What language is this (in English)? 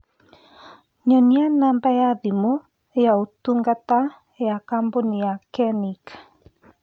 Kikuyu